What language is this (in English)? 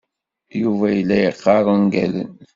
Kabyle